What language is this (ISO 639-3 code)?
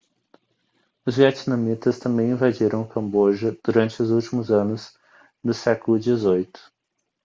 por